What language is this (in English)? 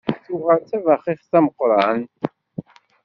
Kabyle